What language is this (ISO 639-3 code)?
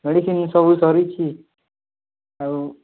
ori